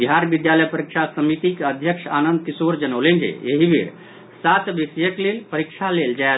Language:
Maithili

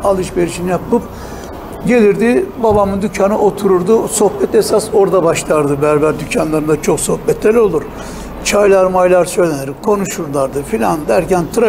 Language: Turkish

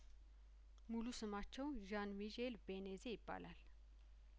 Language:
Amharic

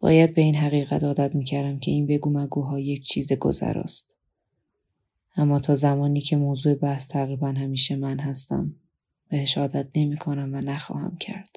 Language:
Persian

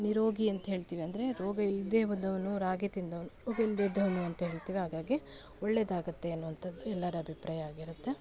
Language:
Kannada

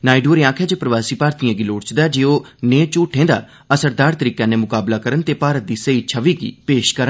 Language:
Dogri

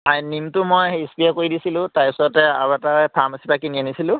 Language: Assamese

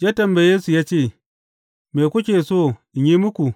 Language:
Hausa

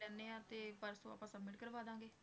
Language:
Punjabi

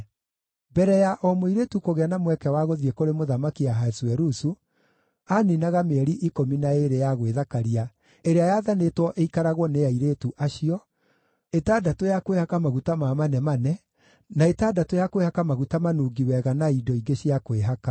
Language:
Kikuyu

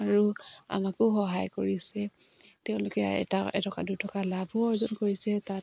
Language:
Assamese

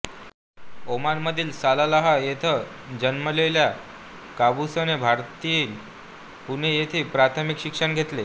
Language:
Marathi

